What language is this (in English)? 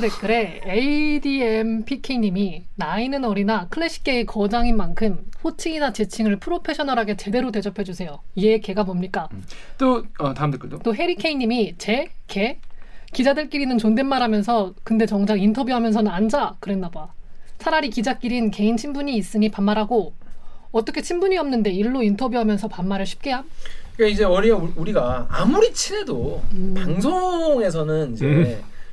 Korean